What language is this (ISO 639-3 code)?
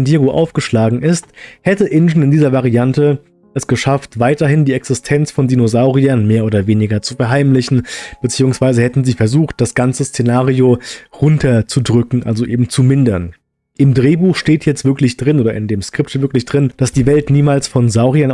deu